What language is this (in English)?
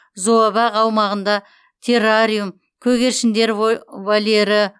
Kazakh